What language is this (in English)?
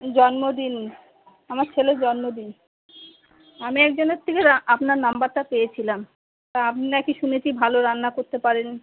Bangla